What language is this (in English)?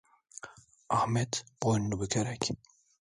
Turkish